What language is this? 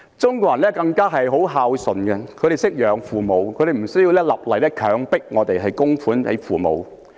Cantonese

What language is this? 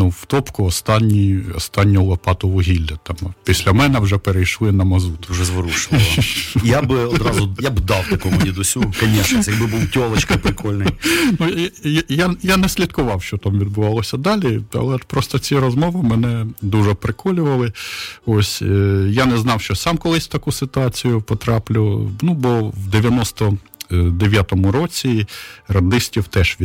Ukrainian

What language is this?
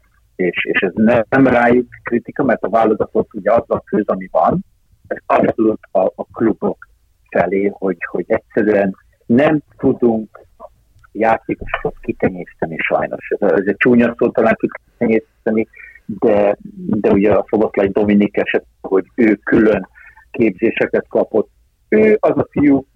Hungarian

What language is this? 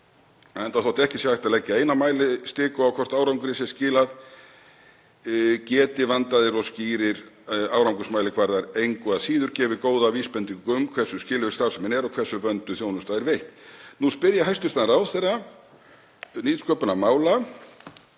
Icelandic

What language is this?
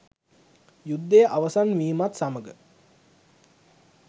Sinhala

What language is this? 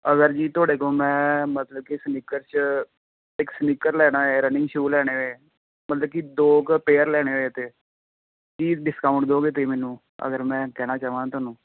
Punjabi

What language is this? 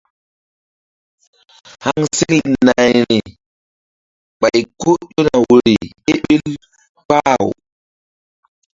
Mbum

